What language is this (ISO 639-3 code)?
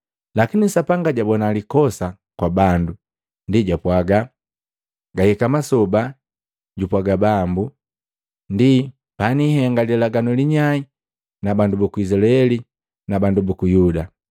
mgv